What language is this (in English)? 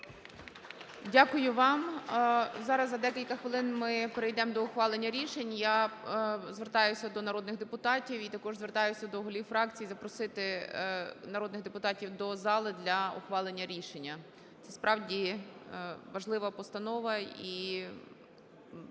Ukrainian